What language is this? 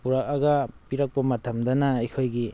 Manipuri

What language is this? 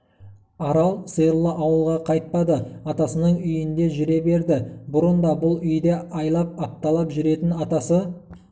Kazakh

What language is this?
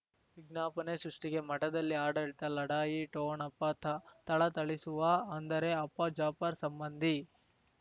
Kannada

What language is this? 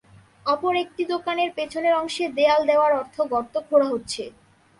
Bangla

